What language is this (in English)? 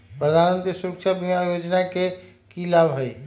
Magahi